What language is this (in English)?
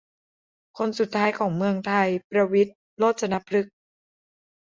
Thai